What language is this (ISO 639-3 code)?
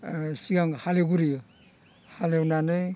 brx